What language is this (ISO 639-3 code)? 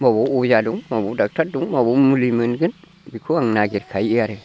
brx